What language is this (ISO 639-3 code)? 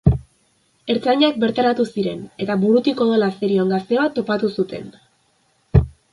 eus